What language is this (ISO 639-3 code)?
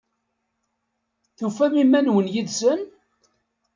kab